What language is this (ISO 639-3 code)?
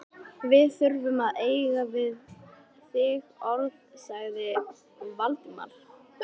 isl